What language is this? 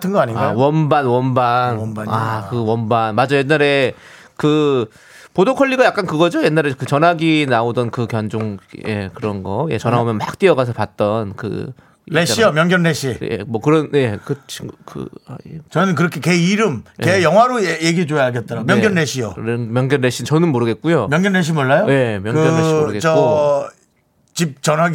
Korean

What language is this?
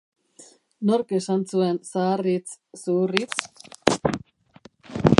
Basque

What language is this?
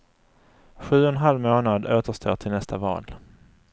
Swedish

